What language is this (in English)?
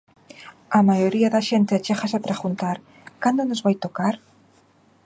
Galician